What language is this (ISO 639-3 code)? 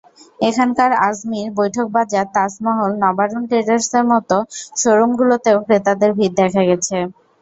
ben